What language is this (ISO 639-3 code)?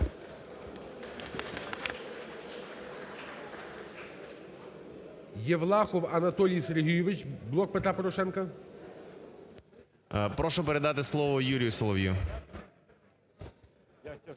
ukr